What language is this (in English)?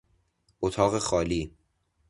Persian